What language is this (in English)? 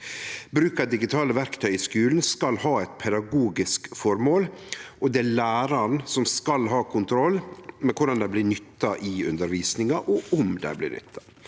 Norwegian